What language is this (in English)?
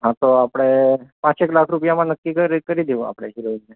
Gujarati